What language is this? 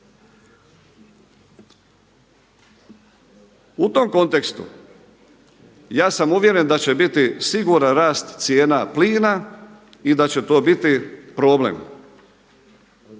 Croatian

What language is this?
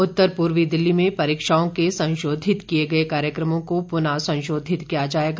Hindi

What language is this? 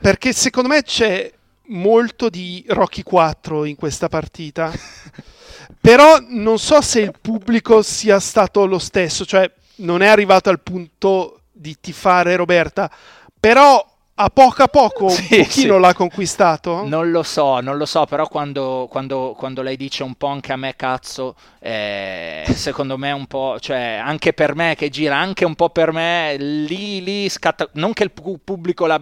Italian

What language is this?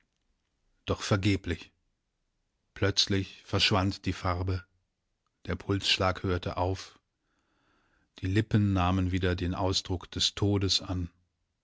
German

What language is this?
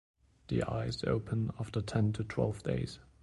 English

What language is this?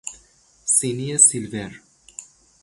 Persian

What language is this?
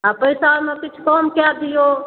Maithili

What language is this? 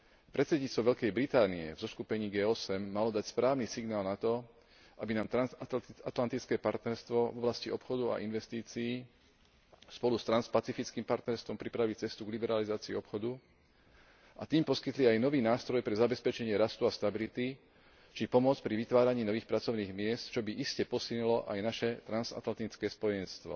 Slovak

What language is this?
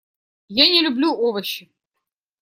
Russian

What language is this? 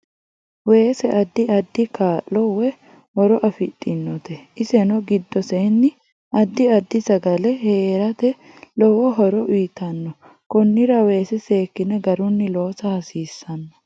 Sidamo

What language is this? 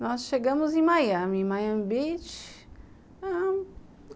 Portuguese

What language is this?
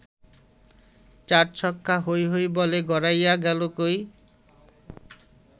Bangla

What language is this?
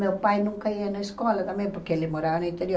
Portuguese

